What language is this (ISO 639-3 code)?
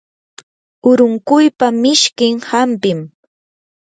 qur